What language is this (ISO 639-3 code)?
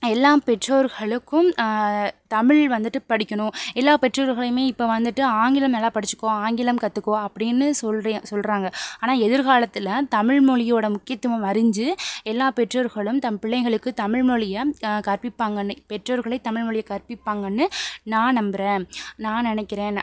tam